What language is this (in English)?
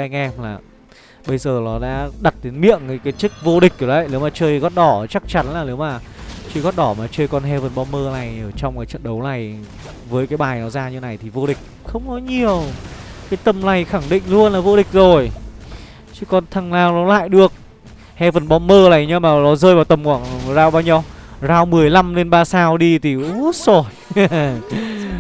Vietnamese